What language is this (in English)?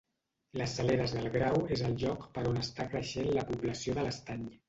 Catalan